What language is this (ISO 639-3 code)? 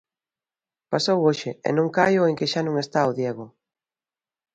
glg